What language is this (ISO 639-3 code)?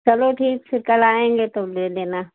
hin